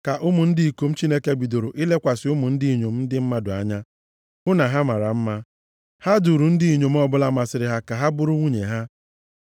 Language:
Igbo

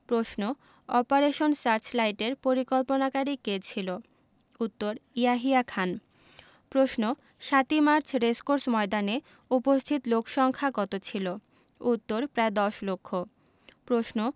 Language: Bangla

